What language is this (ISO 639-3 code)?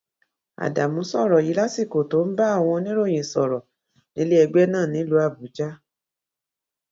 yor